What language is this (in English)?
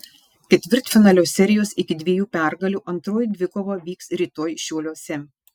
Lithuanian